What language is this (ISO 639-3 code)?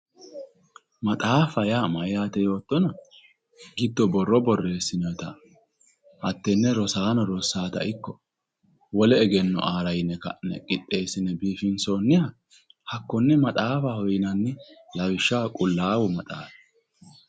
sid